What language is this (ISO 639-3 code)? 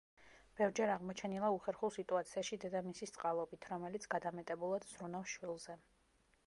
kat